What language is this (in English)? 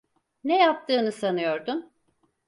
Turkish